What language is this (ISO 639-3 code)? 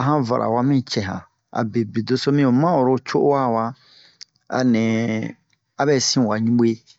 bmq